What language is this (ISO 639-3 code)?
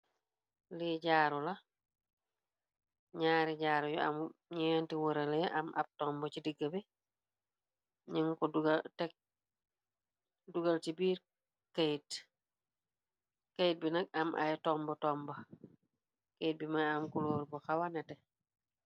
wol